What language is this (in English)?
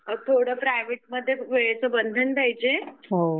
Marathi